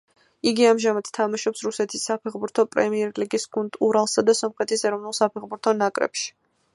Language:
Georgian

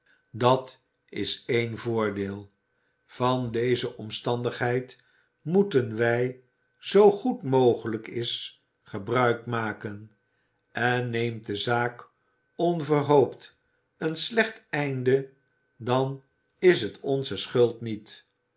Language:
Dutch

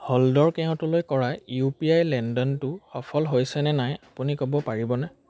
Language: Assamese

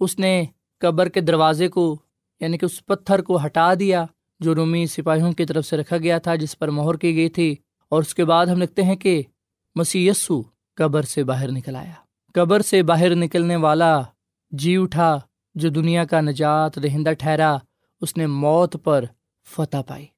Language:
Urdu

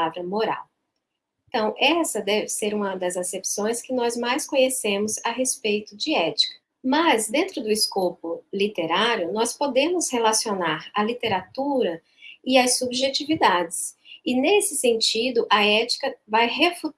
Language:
Portuguese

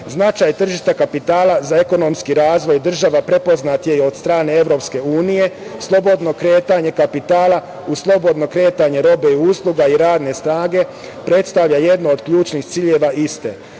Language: Serbian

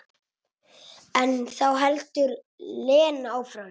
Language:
Icelandic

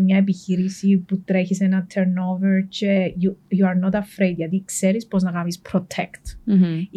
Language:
Greek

